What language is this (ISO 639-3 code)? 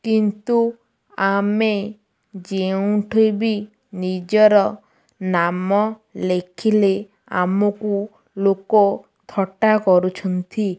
ori